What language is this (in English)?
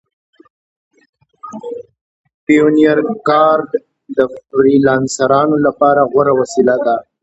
Pashto